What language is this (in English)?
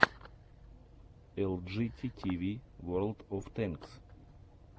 Russian